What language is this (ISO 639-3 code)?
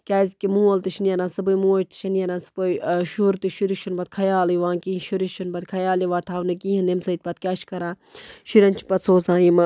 kas